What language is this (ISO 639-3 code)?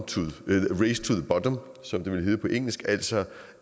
dan